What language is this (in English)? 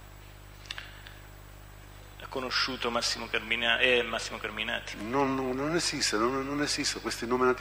Italian